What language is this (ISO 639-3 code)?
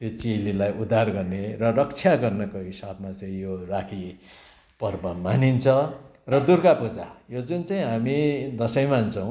nep